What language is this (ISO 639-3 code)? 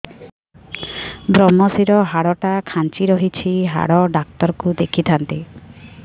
ori